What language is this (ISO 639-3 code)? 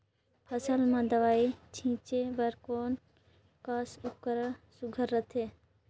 hne